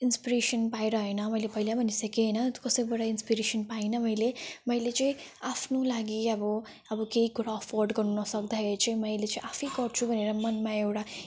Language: Nepali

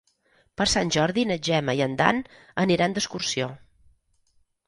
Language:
Catalan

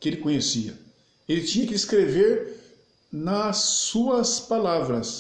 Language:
Portuguese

